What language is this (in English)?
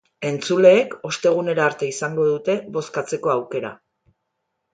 Basque